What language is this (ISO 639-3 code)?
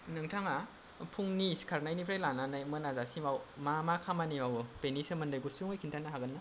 brx